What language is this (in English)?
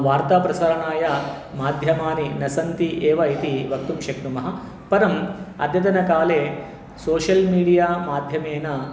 Sanskrit